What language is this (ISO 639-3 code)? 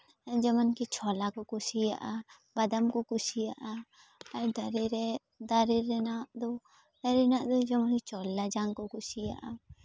sat